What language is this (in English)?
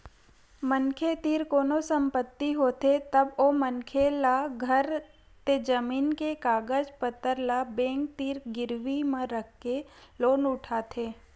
Chhattisgarhi